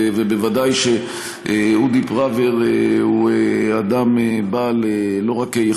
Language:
Hebrew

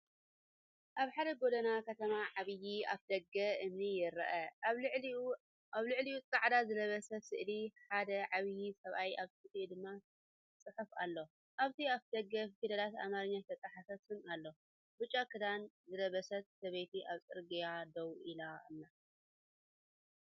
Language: Tigrinya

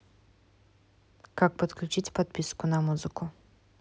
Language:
Russian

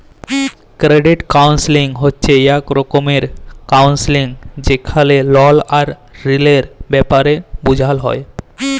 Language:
Bangla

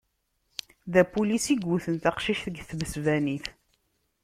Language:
Kabyle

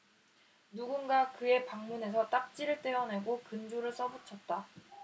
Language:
Korean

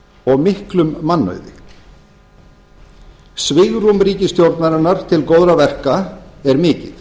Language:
Icelandic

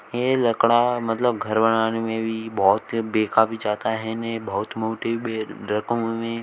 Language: Hindi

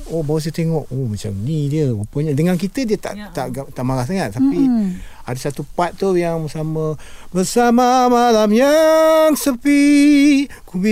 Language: Malay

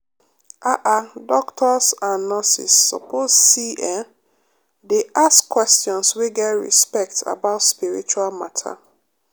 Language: Nigerian Pidgin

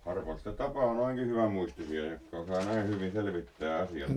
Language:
Finnish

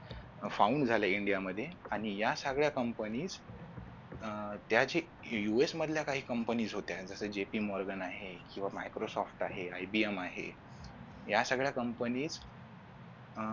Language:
Marathi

